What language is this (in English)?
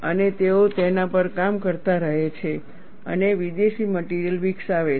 Gujarati